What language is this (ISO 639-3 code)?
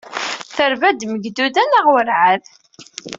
kab